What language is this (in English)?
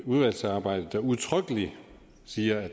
Danish